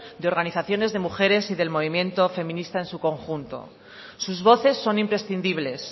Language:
Spanish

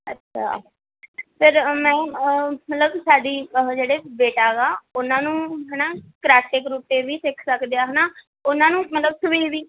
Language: Punjabi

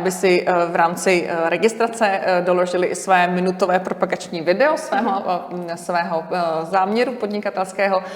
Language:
Czech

